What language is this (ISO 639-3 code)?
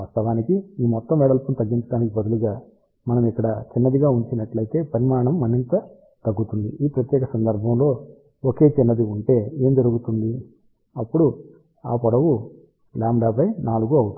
tel